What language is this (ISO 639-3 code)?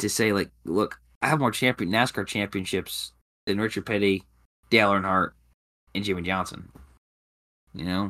eng